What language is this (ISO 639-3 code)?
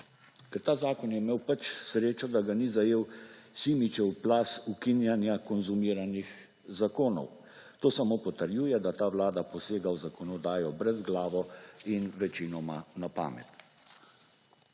slv